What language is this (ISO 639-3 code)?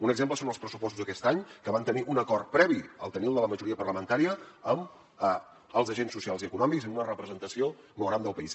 cat